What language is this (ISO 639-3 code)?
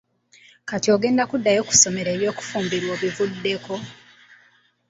lug